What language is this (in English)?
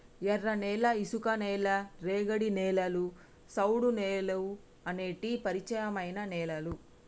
Telugu